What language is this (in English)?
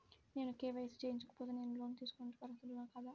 Telugu